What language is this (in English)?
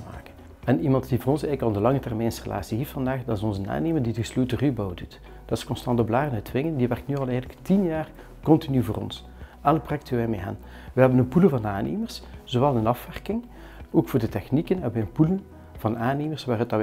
Dutch